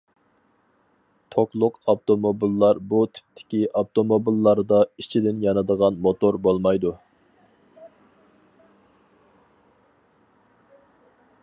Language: Uyghur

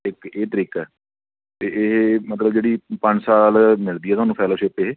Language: Punjabi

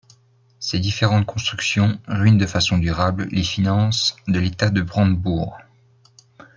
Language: French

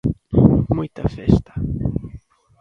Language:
Galician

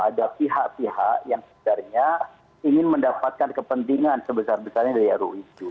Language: Indonesian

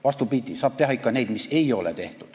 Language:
Estonian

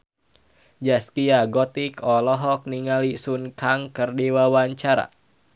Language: Sundanese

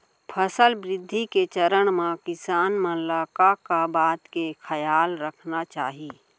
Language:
Chhattisgarhi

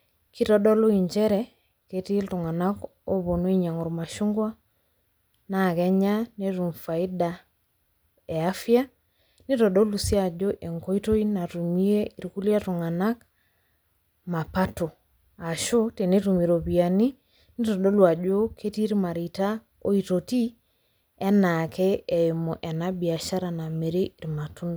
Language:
Masai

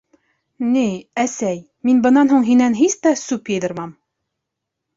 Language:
Bashkir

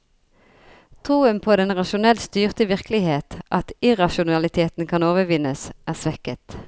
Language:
Norwegian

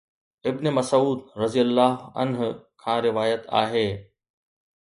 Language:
Sindhi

